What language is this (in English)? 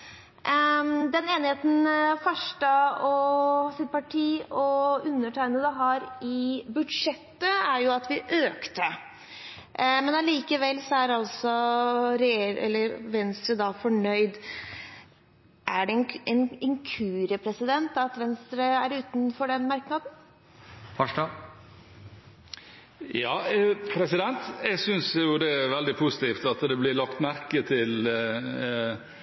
Norwegian Bokmål